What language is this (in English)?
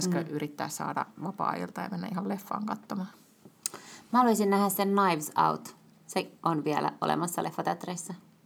Finnish